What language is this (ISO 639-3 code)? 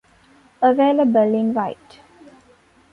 eng